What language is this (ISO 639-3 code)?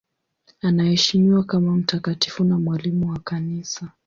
swa